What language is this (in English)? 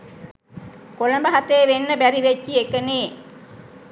Sinhala